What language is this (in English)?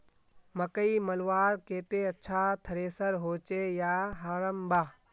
Magahi